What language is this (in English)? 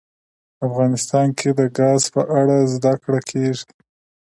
Pashto